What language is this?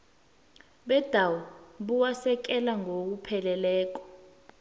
South Ndebele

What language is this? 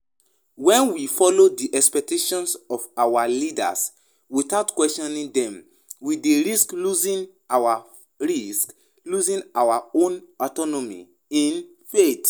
Nigerian Pidgin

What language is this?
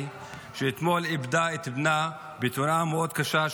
Hebrew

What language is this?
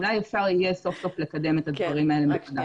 Hebrew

